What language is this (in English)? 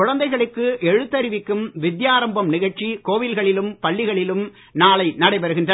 Tamil